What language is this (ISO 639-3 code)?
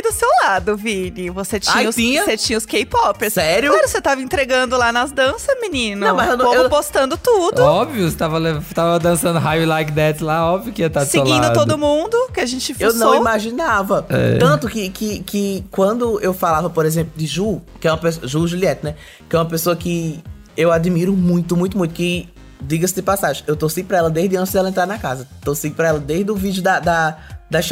por